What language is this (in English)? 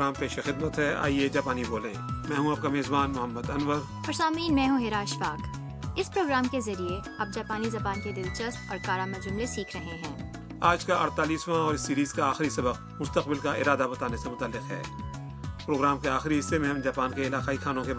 Urdu